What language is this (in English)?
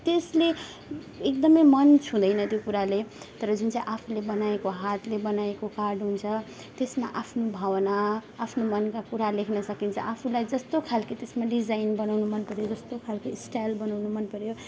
Nepali